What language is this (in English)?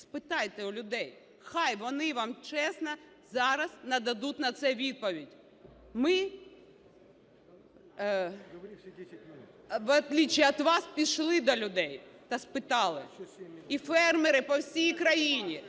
Ukrainian